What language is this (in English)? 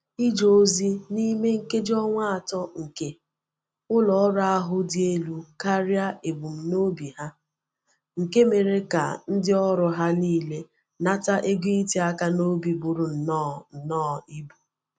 Igbo